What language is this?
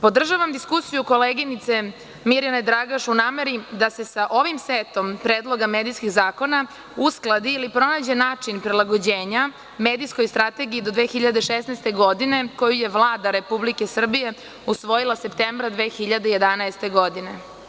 Serbian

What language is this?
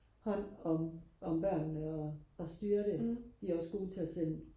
Danish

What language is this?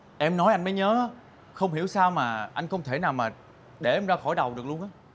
Vietnamese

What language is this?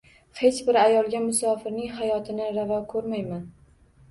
Uzbek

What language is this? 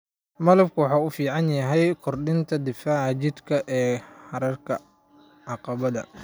Somali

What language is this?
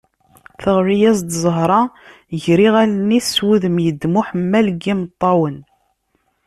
Kabyle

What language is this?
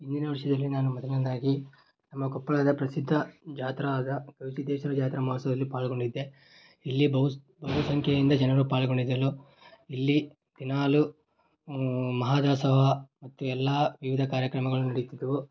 Kannada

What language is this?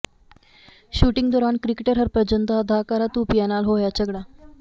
Punjabi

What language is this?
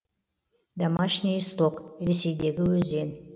Kazakh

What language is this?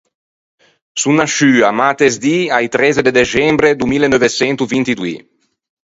Ligurian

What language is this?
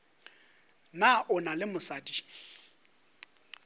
Northern Sotho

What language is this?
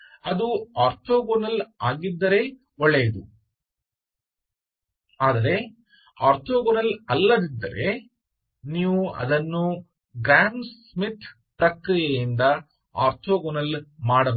Kannada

